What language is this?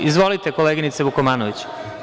Serbian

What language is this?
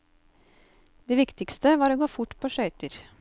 Norwegian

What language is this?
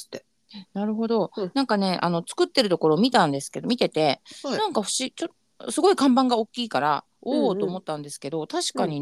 Japanese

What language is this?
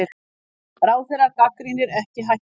Icelandic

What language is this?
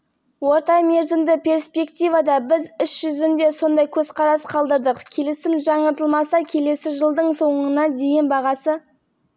Kazakh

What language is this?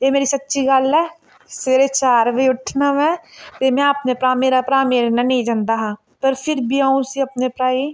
Dogri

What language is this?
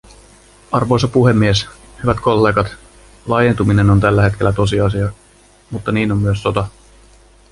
Finnish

